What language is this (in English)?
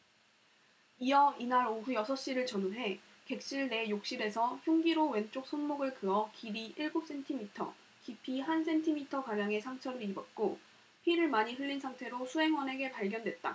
Korean